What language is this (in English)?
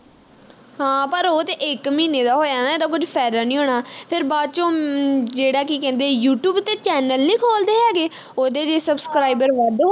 Punjabi